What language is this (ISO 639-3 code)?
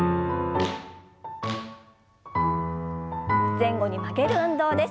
jpn